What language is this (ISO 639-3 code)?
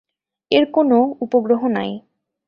ben